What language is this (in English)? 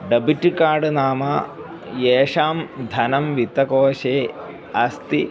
Sanskrit